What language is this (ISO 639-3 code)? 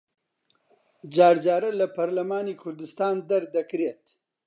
ckb